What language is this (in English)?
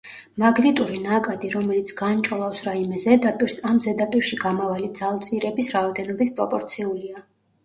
Georgian